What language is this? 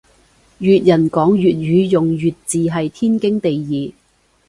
Cantonese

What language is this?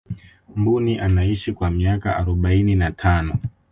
Swahili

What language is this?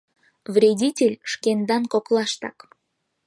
Mari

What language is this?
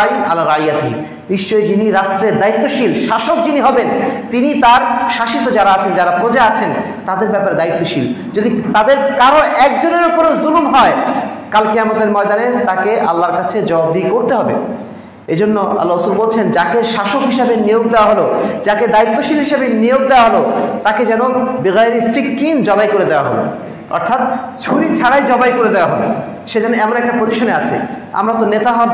Arabic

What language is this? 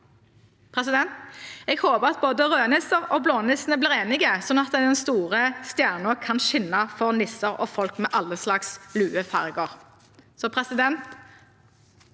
Norwegian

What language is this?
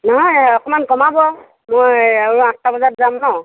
Assamese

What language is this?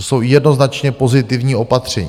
Czech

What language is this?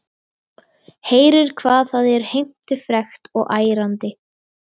Icelandic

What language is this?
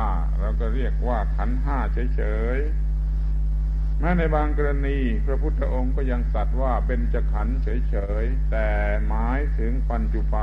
Thai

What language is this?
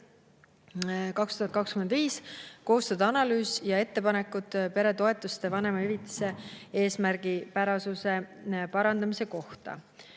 Estonian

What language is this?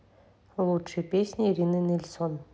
Russian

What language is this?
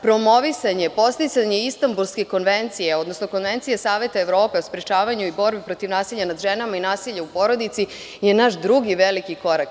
Serbian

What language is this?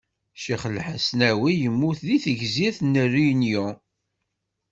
Kabyle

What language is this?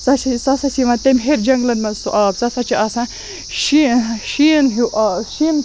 Kashmiri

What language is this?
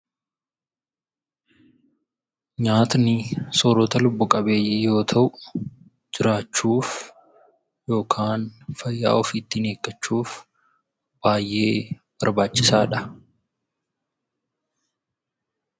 Oromo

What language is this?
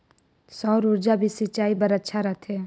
Chhattisgarhi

